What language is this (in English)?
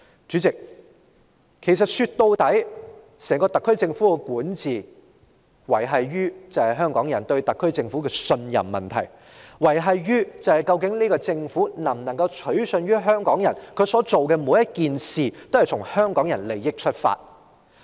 Cantonese